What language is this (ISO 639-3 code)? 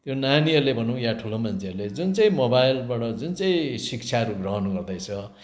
nep